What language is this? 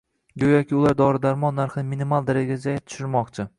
Uzbek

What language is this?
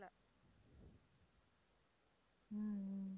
Tamil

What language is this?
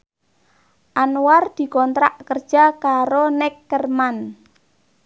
Javanese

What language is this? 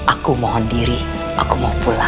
Indonesian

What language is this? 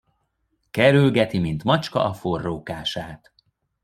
Hungarian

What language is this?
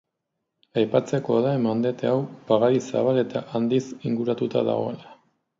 Basque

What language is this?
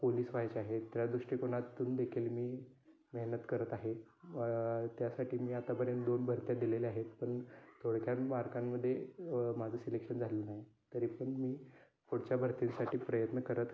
Marathi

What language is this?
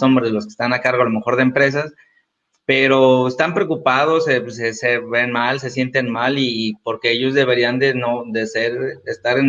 Spanish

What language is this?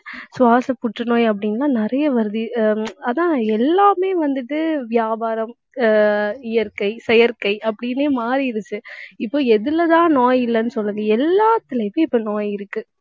Tamil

